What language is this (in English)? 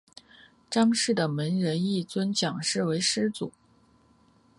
Chinese